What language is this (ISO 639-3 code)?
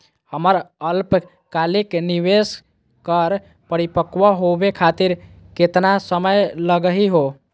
mag